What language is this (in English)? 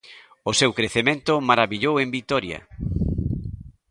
Galician